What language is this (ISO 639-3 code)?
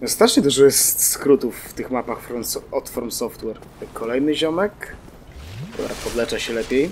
pol